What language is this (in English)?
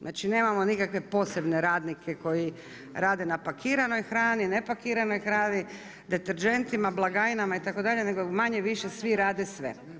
Croatian